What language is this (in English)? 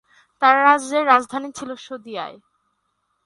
Bangla